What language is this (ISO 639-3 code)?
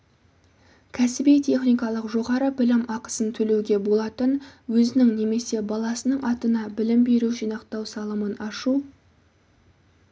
kaz